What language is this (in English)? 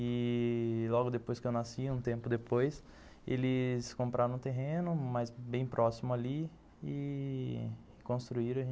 Portuguese